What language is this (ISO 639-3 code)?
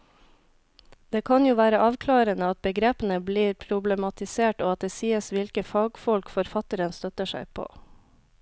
nor